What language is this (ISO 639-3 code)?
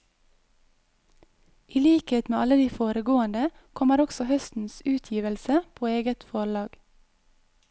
nor